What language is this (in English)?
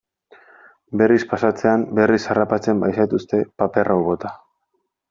Basque